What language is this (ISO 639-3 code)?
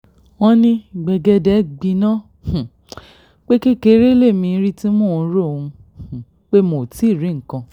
yor